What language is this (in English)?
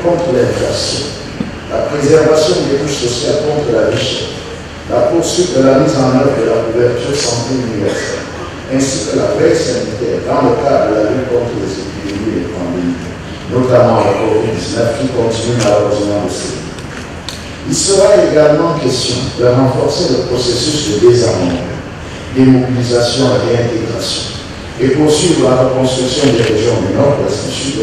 French